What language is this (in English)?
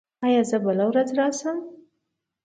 Pashto